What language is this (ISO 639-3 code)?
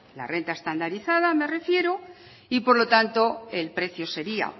spa